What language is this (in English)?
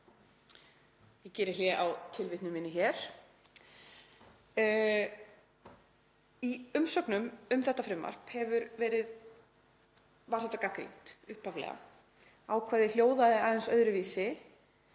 Icelandic